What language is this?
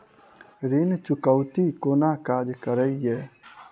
Maithili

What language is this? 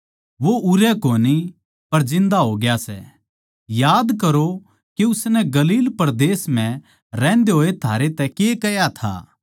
Haryanvi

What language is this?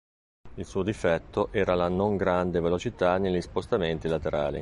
Italian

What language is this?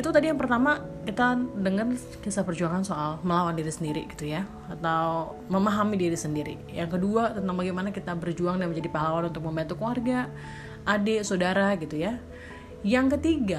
Indonesian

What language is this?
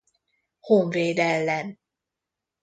Hungarian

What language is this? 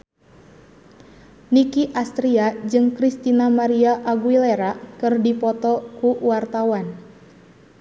Sundanese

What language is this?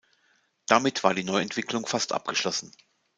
German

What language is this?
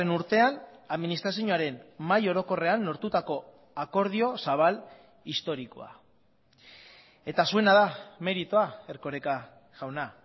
Basque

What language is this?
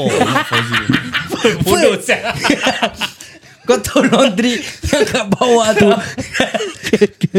Malay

